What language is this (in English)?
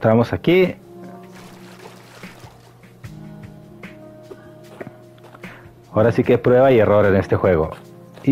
Spanish